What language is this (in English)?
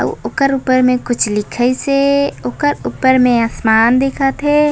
Chhattisgarhi